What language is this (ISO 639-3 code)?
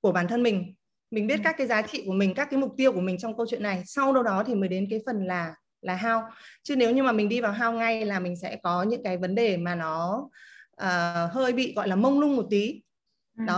vie